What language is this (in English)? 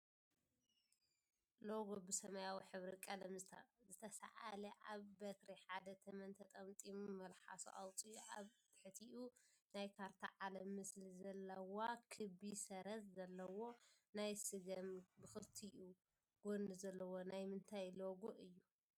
Tigrinya